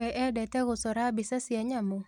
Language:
Kikuyu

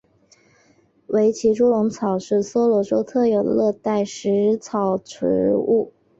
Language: Chinese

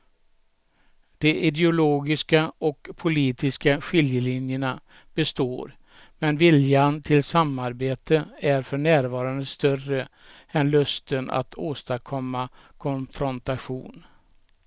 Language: Swedish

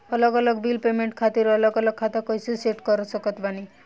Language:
Bhojpuri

